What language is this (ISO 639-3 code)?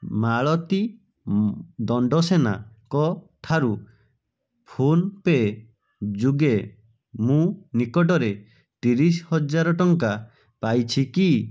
ori